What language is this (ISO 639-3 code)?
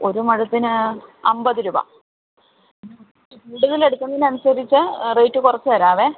mal